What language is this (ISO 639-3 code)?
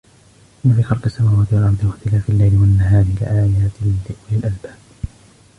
ara